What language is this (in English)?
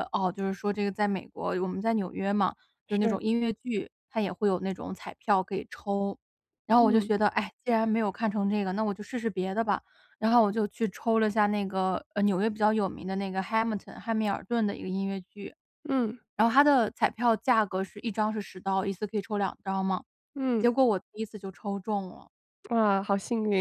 Chinese